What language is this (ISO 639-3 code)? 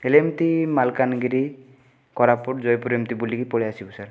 ori